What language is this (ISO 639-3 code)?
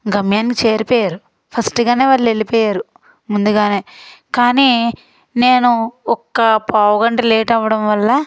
tel